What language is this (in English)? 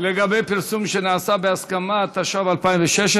Hebrew